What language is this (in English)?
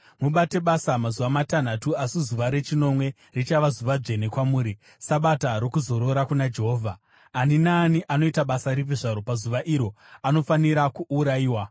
Shona